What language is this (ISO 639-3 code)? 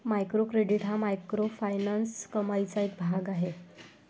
mar